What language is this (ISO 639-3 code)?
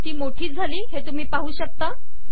mar